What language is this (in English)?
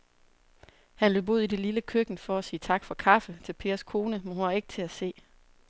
Danish